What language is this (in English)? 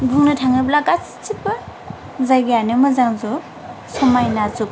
Bodo